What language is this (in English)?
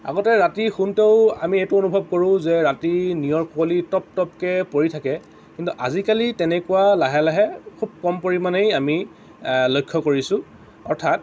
Assamese